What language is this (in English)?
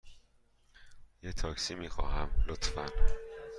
Persian